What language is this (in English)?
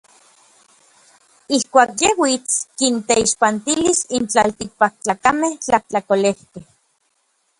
Orizaba Nahuatl